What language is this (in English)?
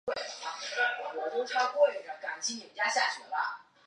Chinese